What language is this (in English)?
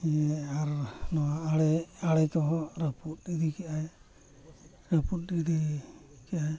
Santali